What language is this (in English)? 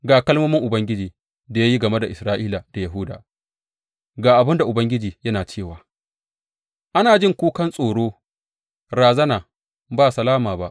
Hausa